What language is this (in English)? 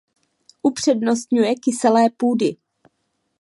Czech